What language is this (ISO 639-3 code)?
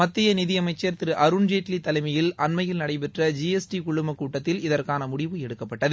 tam